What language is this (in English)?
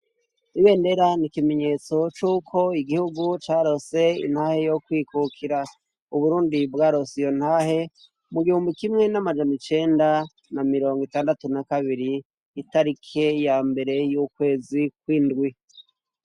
Rundi